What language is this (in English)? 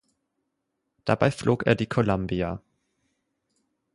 German